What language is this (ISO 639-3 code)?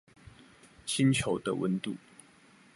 zho